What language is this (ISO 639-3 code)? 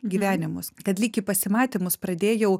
lit